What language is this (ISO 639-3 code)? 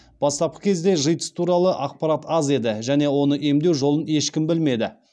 kaz